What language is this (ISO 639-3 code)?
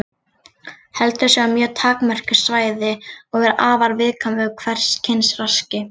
isl